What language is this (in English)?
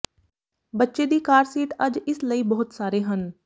Punjabi